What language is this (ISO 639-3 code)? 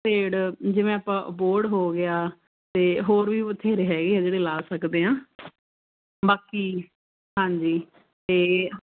pan